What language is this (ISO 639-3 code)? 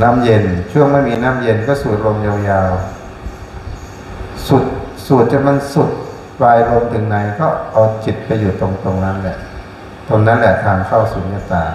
tha